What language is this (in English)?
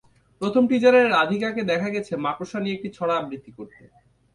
Bangla